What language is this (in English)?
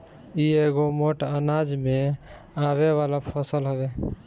Bhojpuri